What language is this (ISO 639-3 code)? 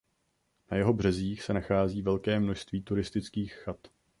ces